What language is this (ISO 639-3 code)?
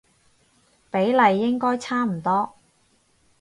yue